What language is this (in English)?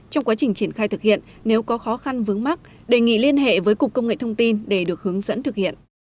Vietnamese